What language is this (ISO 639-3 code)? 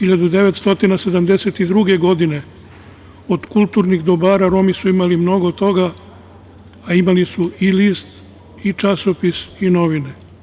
srp